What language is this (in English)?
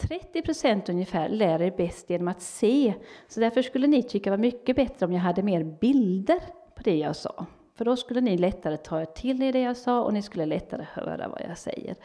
Swedish